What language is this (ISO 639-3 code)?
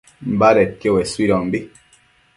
mcf